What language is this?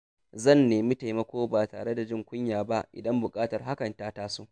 Hausa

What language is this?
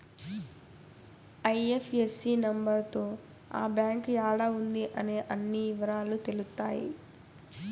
Telugu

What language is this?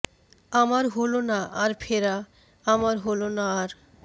Bangla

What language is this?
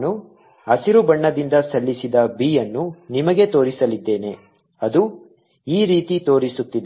Kannada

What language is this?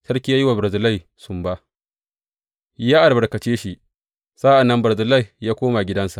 Hausa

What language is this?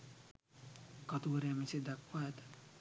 Sinhala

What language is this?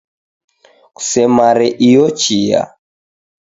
Taita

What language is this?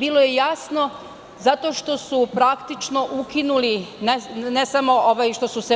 Serbian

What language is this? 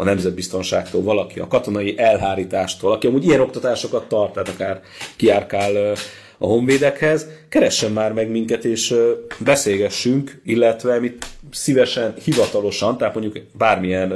Hungarian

